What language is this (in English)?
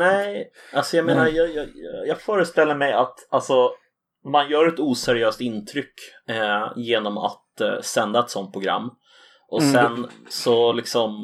Swedish